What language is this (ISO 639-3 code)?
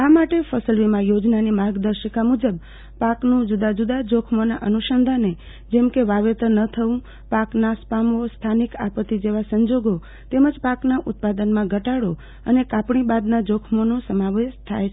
guj